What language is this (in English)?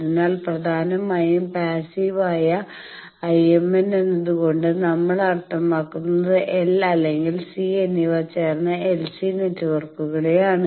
Malayalam